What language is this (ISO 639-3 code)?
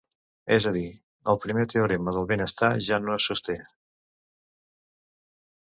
cat